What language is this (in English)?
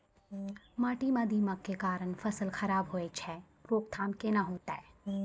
Maithili